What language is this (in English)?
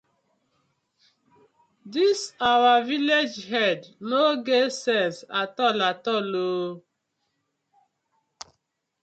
Nigerian Pidgin